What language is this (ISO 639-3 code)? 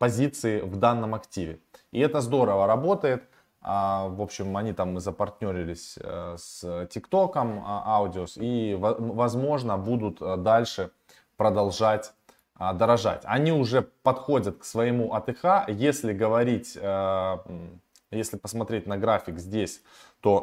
rus